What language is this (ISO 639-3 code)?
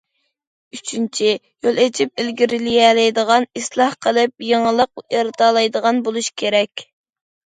uig